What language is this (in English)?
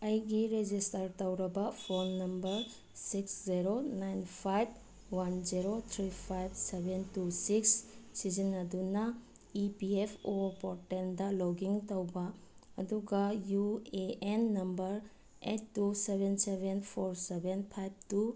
Manipuri